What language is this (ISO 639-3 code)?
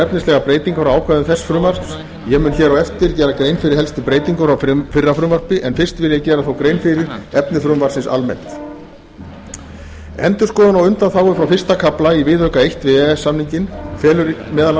isl